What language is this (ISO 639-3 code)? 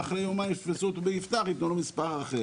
heb